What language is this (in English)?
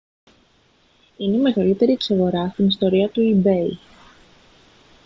Greek